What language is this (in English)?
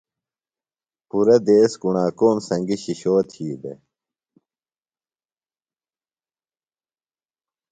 Phalura